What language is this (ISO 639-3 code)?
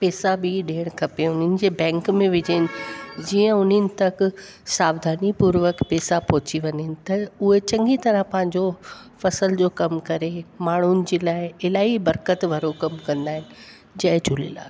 snd